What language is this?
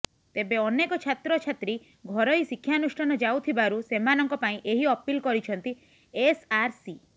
Odia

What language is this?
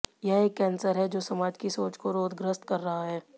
Hindi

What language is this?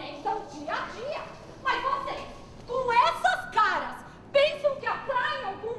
Portuguese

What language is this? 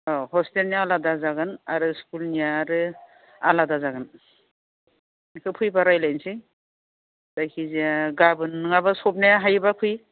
Bodo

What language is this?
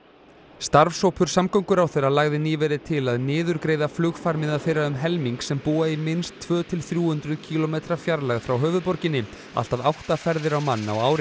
Icelandic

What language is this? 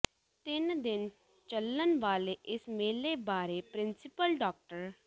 Punjabi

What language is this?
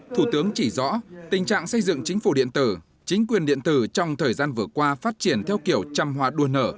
Vietnamese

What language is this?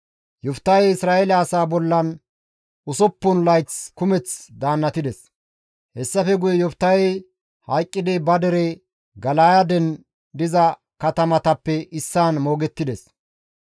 Gamo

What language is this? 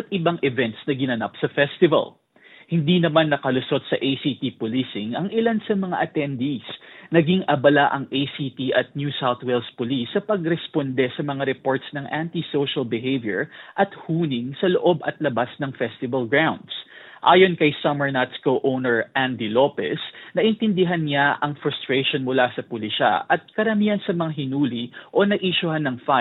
Filipino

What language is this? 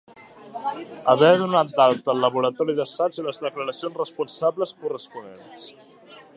Catalan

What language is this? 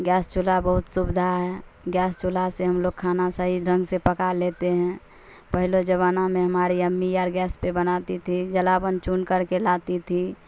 Urdu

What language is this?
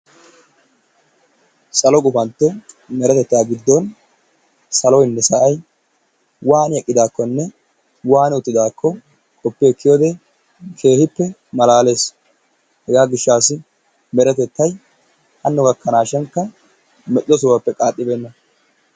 Wolaytta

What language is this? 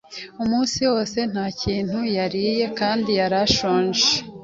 Kinyarwanda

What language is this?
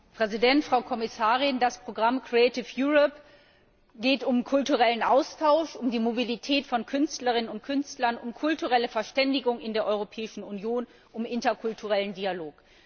German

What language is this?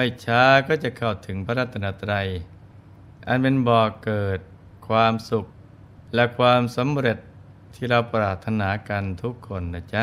Thai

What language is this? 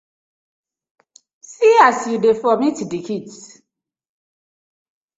Nigerian Pidgin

